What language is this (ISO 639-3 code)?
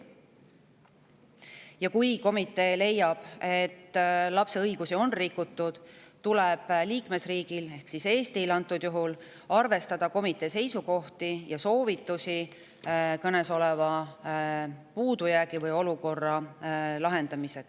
est